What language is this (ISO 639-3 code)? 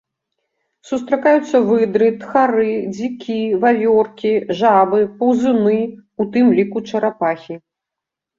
bel